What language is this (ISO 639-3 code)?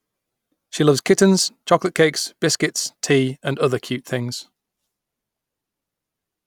eng